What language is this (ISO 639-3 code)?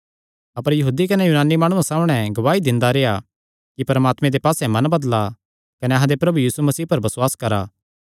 xnr